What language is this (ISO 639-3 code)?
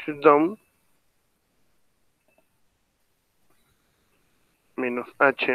spa